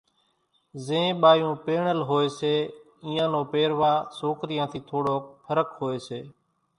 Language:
Kachi Koli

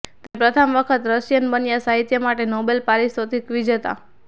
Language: Gujarati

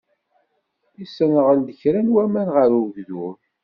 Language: Kabyle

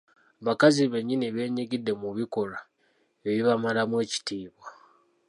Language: Ganda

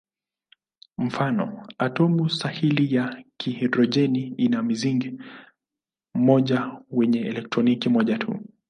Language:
Swahili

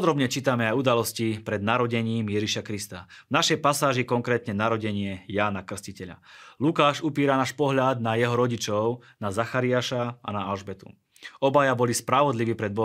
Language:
Slovak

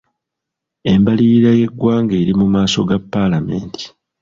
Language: Ganda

